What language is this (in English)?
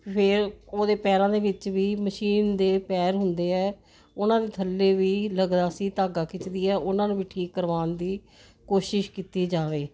Punjabi